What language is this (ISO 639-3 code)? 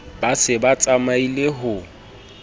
sot